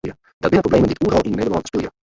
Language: Western Frisian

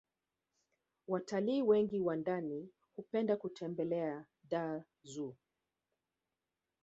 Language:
Swahili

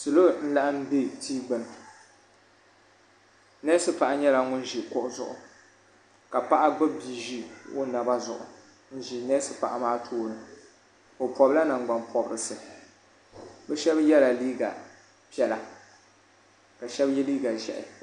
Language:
Dagbani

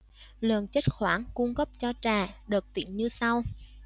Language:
Vietnamese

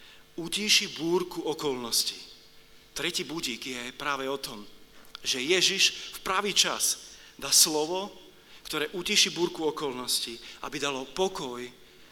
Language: Slovak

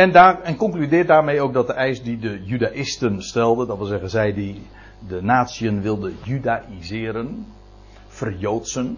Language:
Dutch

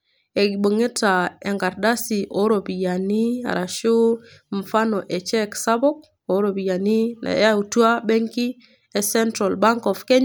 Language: Masai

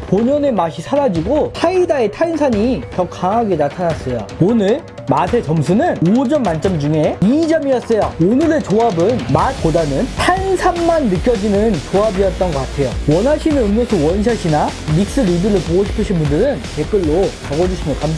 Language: Korean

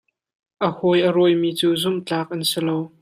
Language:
Hakha Chin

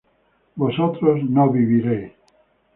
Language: Spanish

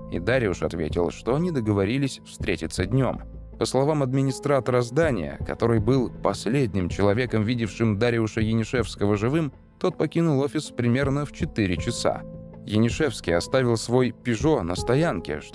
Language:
Russian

